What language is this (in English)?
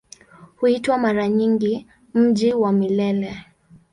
Swahili